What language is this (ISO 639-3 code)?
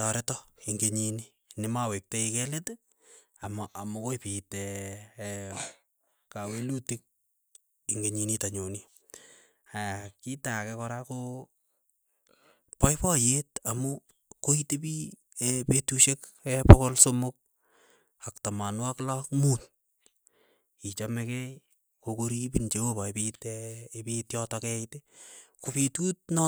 eyo